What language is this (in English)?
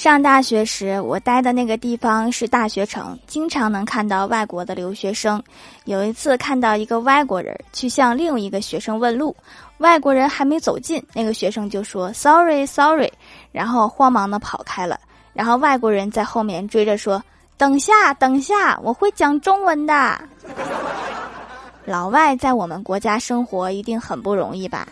Chinese